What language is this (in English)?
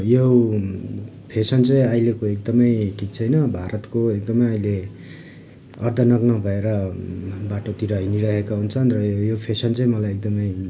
Nepali